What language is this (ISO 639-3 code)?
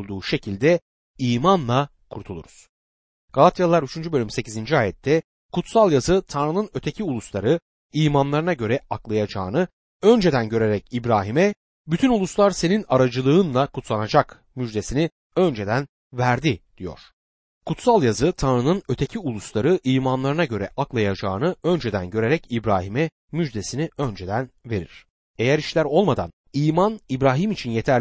tur